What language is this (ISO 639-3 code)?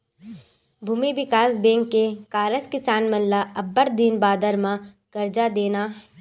hne